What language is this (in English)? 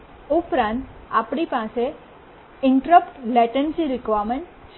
Gujarati